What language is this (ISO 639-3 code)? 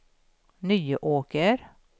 swe